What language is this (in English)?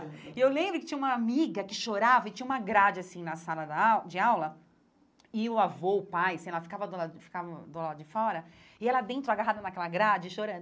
Portuguese